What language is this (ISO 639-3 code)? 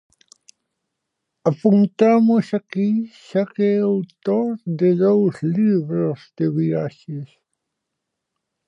glg